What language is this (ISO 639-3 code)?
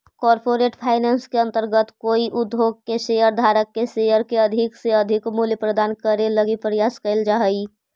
mag